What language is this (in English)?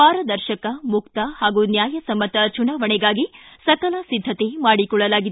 Kannada